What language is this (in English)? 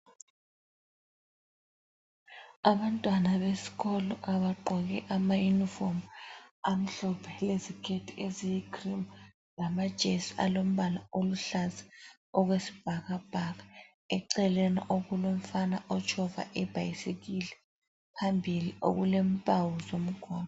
North Ndebele